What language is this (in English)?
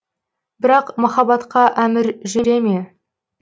Kazakh